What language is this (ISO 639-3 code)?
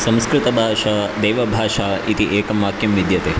san